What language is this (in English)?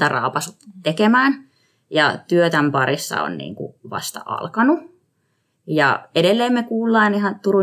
Finnish